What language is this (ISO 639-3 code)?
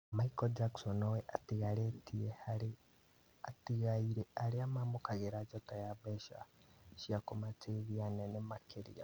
kik